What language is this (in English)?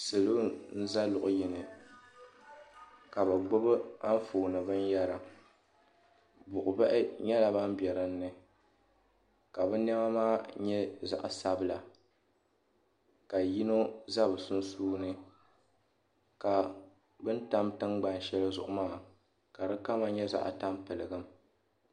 Dagbani